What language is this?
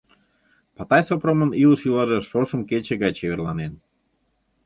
Mari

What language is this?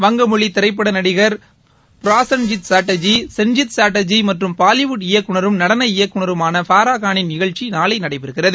Tamil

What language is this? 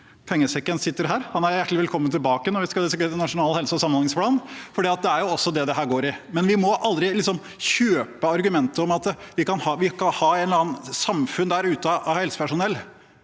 Norwegian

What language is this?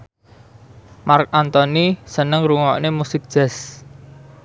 Javanese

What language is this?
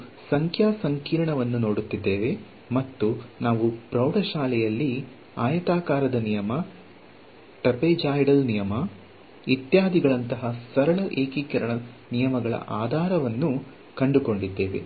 Kannada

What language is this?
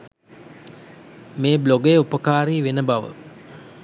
Sinhala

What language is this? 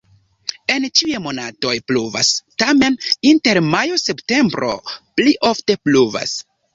Esperanto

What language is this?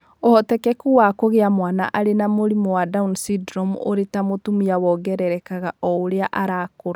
Kikuyu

